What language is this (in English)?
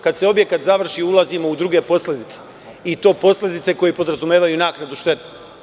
Serbian